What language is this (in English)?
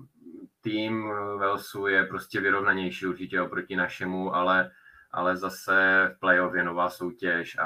Czech